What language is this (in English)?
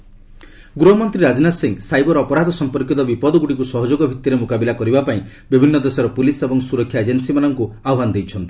Odia